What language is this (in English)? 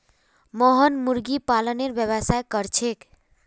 Magahi